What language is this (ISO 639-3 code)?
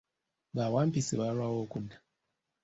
lug